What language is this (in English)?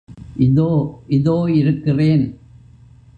Tamil